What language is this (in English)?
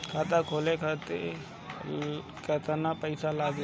Bhojpuri